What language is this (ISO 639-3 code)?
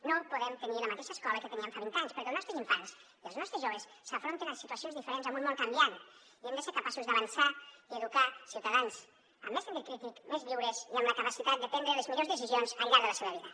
cat